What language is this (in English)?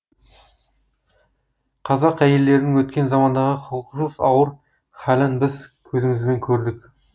Kazakh